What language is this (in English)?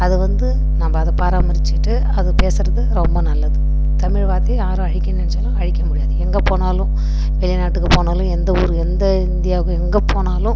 Tamil